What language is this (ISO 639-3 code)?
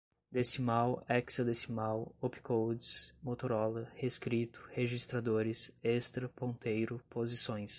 por